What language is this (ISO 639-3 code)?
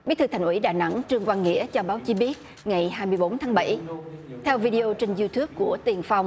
vie